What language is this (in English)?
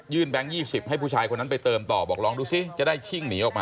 Thai